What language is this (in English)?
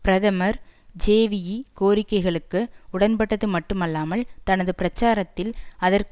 Tamil